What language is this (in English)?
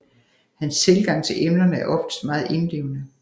Danish